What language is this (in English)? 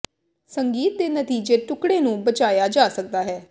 Punjabi